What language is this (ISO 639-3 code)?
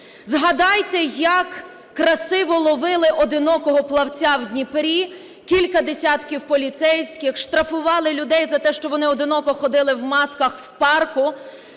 ukr